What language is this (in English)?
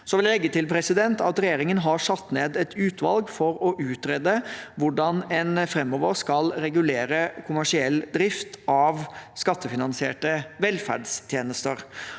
Norwegian